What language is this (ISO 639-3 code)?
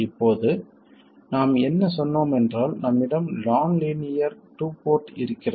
tam